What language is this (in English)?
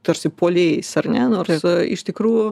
Lithuanian